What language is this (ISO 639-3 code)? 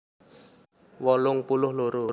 jav